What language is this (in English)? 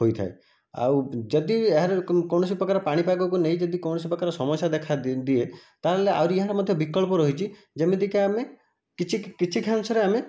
Odia